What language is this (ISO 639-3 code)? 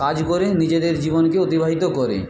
ben